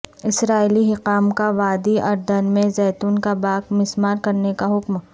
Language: Urdu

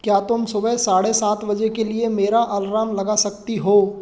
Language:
Hindi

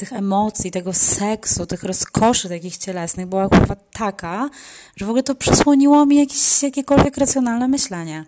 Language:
Polish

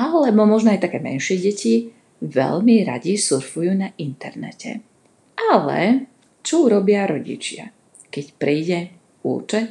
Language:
Slovak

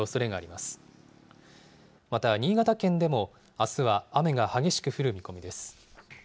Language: Japanese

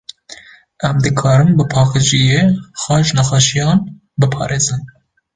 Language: Kurdish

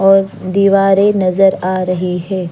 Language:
Hindi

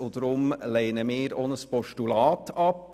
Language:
Swiss German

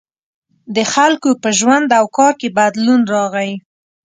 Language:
Pashto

